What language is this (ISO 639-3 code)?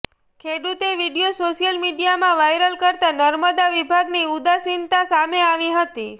guj